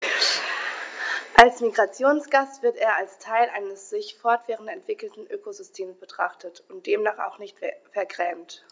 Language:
German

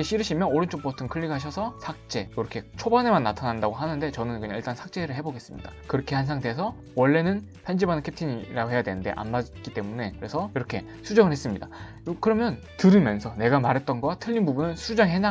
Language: Korean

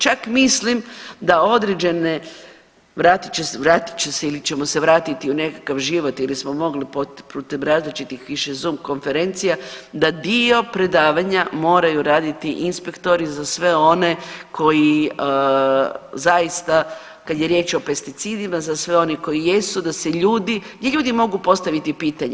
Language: Croatian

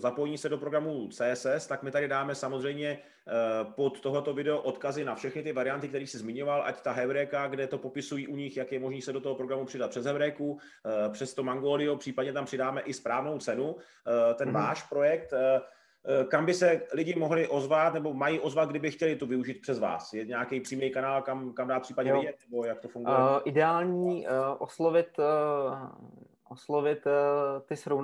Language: Czech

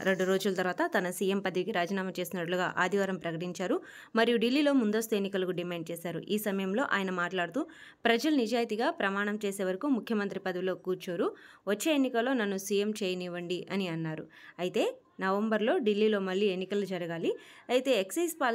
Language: Telugu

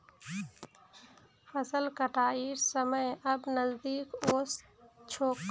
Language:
Magahi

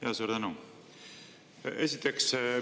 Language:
Estonian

